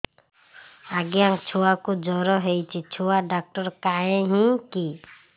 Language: Odia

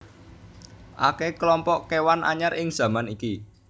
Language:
Javanese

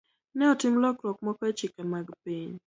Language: Luo (Kenya and Tanzania)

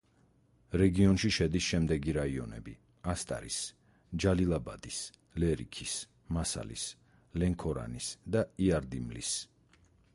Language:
Georgian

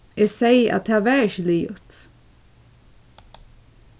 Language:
Faroese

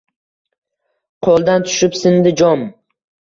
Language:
Uzbek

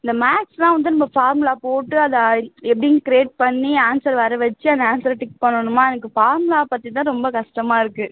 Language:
Tamil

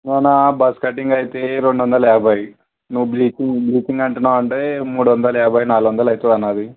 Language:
Telugu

